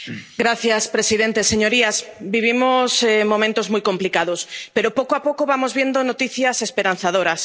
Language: Spanish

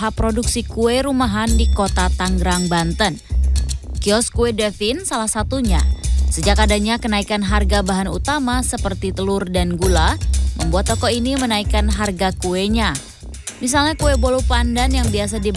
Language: Indonesian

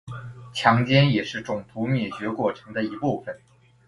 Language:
Chinese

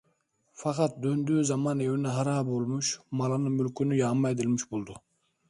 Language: Turkish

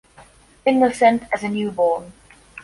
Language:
English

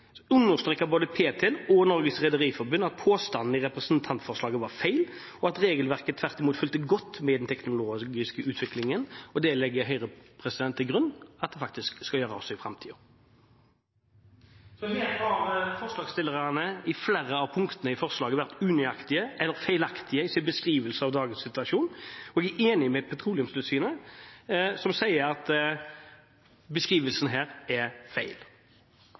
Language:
Norwegian Bokmål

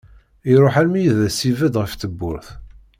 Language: Kabyle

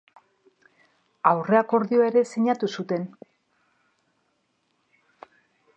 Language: Basque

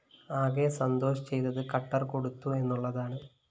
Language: Malayalam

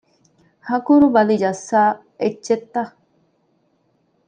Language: Divehi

